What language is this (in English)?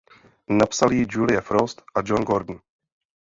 Czech